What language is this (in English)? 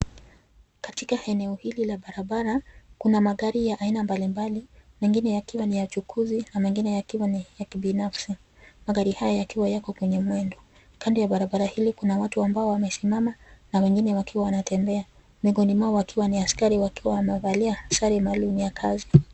Swahili